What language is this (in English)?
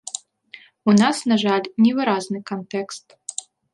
Belarusian